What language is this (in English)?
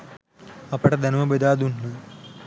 Sinhala